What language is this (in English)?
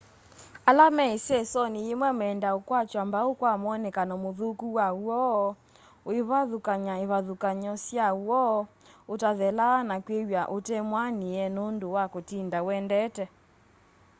Kamba